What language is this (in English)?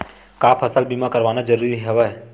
Chhattisgarhi